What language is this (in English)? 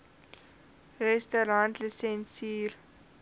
Afrikaans